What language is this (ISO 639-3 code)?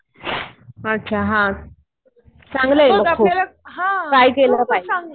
mar